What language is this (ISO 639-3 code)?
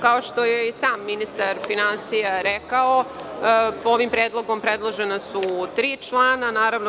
srp